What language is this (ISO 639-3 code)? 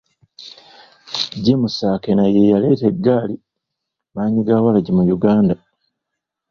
lug